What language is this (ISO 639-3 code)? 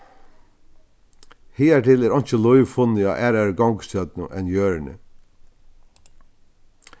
fao